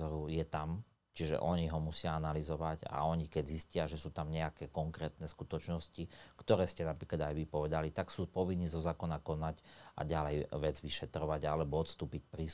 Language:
Slovak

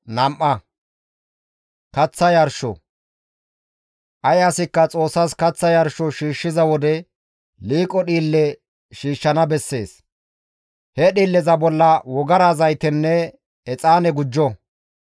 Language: Gamo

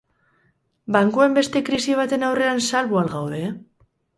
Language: Basque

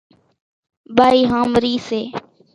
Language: Kachi Koli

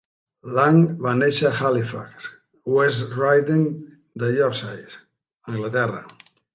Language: Catalan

